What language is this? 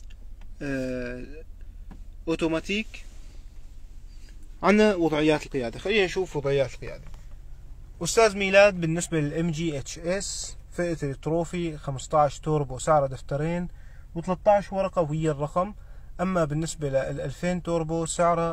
Arabic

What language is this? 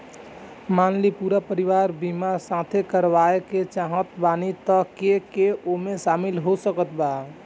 Bhojpuri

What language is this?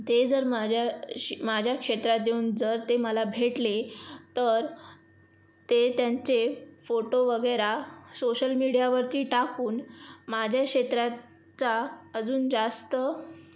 Marathi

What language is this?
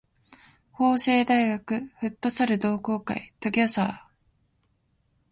Japanese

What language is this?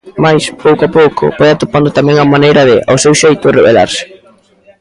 Galician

